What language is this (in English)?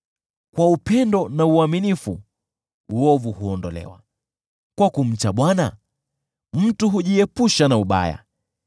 Swahili